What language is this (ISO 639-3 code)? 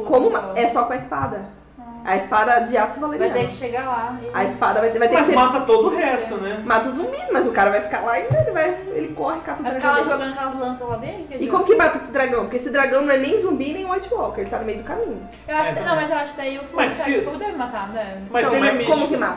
por